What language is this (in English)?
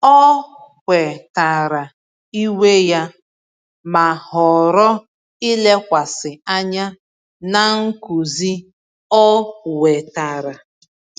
Igbo